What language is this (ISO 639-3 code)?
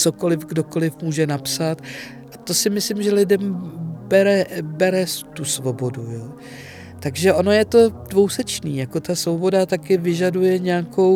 ces